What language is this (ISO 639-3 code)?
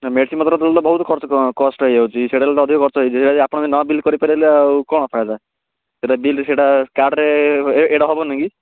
ori